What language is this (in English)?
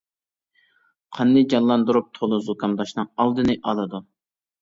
Uyghur